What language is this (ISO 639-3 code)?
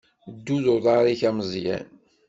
kab